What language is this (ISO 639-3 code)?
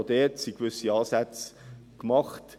gsw